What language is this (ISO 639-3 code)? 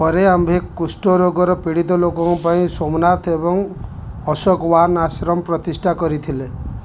ori